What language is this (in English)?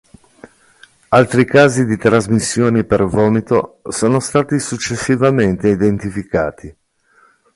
Italian